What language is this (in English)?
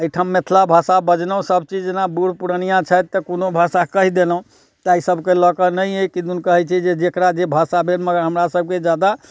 Maithili